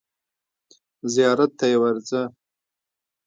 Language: Pashto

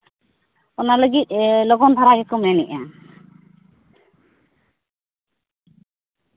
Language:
Santali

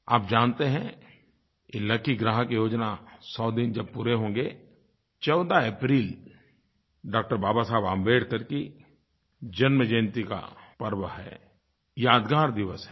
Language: Hindi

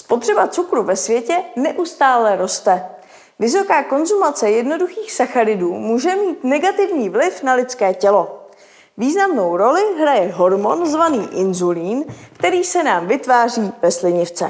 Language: Czech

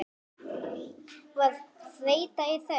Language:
Icelandic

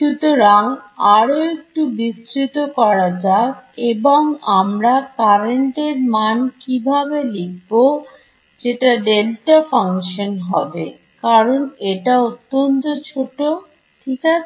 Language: Bangla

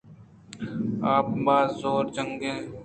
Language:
Eastern Balochi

